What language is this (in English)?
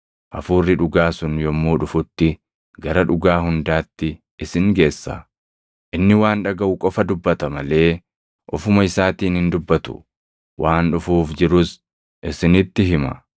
Oromo